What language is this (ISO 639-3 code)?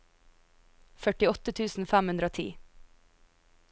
nor